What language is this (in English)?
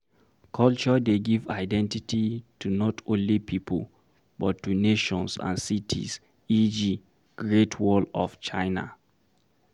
Nigerian Pidgin